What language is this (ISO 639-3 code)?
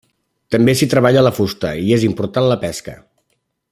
cat